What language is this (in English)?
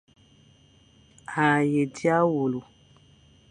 Fang